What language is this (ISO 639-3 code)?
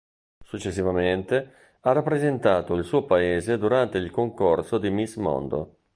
ita